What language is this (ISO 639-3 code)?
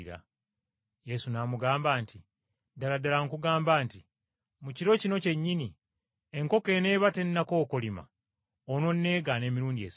lug